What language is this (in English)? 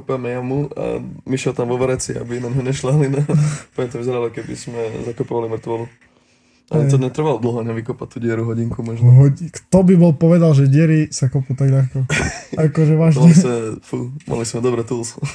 Slovak